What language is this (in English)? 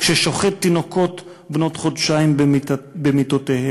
Hebrew